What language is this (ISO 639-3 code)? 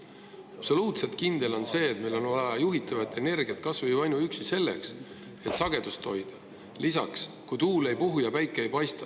est